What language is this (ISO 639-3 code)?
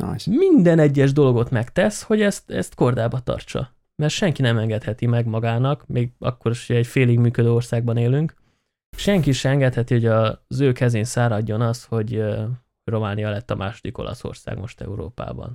hun